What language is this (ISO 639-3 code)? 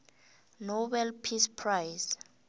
nbl